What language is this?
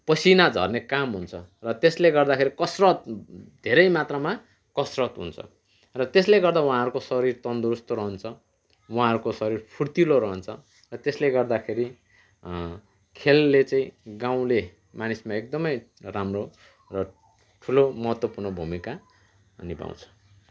Nepali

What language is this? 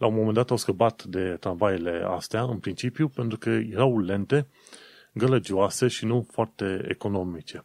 Romanian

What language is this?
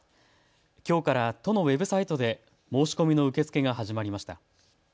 Japanese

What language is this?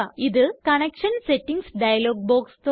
Malayalam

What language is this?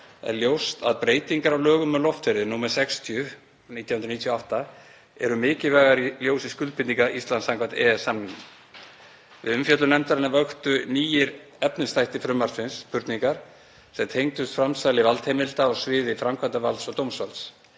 Icelandic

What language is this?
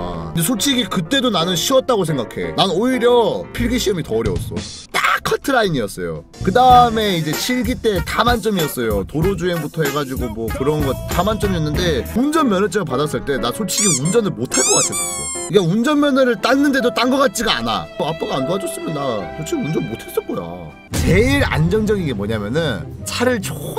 Korean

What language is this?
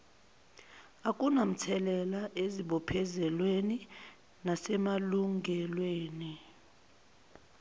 Zulu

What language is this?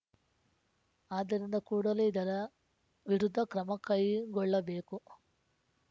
Kannada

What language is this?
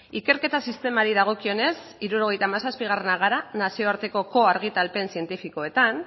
Basque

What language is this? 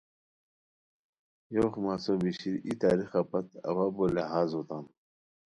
Khowar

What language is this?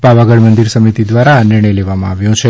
Gujarati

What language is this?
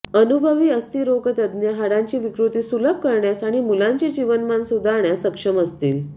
Marathi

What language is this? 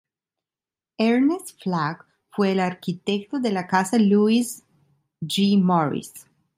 Spanish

